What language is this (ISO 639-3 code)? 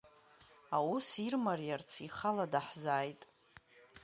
abk